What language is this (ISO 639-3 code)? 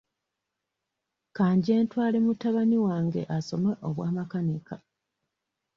lug